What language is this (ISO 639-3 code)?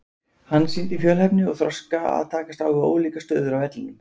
isl